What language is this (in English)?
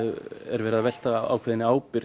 Icelandic